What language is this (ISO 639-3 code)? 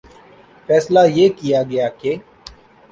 urd